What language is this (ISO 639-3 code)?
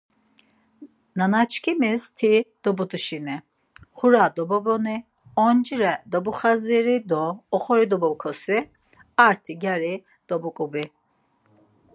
lzz